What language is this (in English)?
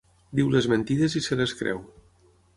Catalan